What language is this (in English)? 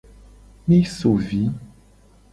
Gen